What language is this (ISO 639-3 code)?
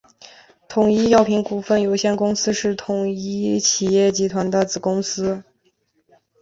zho